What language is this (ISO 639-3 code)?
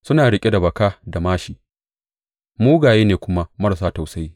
hau